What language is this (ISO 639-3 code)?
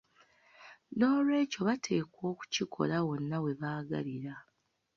lug